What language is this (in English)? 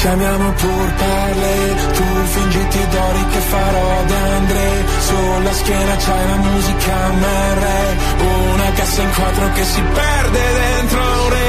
Italian